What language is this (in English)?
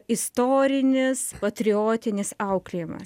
Lithuanian